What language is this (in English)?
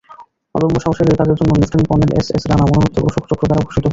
Bangla